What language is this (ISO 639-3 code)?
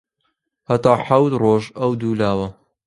ckb